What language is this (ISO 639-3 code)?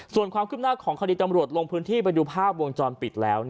tha